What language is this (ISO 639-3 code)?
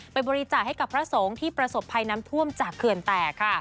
tha